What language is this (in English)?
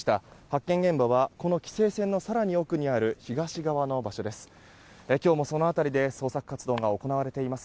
Japanese